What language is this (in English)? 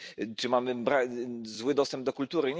Polish